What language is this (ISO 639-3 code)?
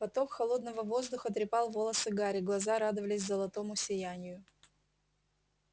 rus